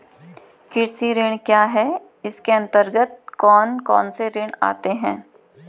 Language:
Hindi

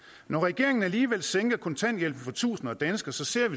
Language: Danish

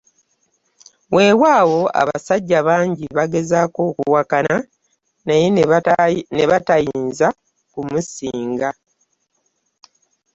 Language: Ganda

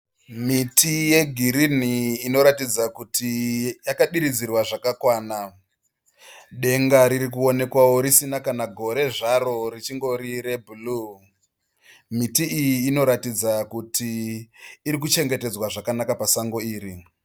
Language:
Shona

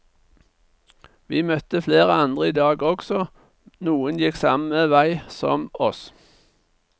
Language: Norwegian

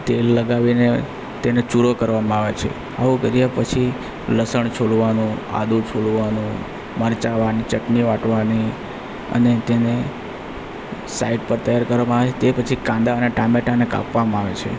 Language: Gujarati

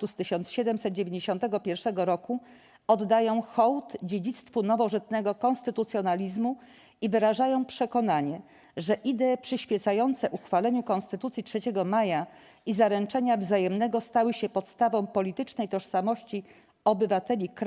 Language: Polish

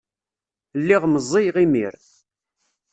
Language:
Kabyle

